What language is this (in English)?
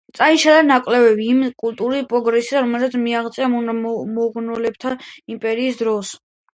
Georgian